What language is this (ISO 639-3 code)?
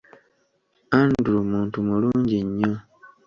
lug